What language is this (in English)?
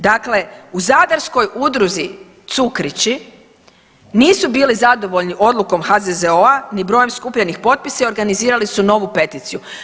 Croatian